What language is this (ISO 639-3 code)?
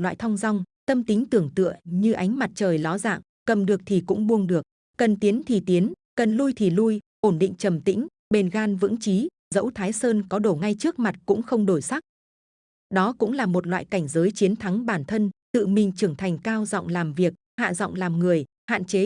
vie